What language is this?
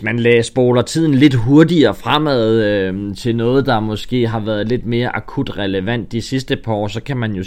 Danish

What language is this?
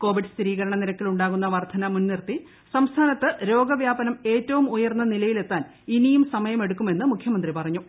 Malayalam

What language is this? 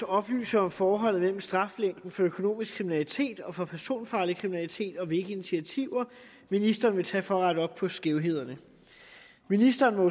Danish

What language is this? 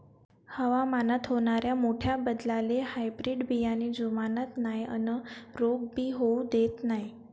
Marathi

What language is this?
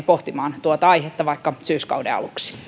Finnish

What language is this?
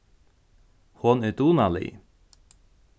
Faroese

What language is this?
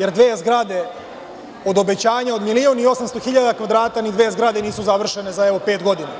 Serbian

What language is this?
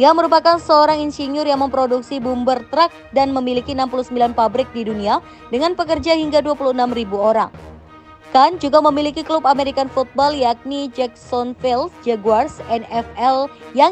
Indonesian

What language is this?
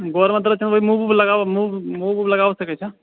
Maithili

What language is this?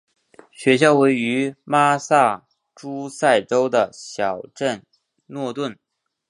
Chinese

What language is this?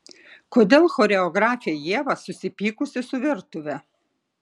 Lithuanian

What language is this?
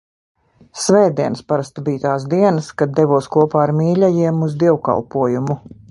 Latvian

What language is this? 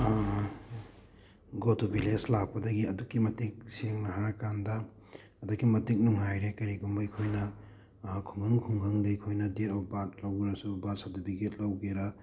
Manipuri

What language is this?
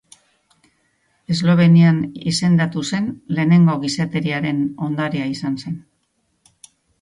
Basque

